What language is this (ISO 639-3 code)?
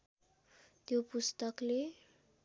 nep